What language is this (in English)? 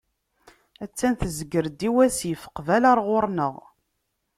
Kabyle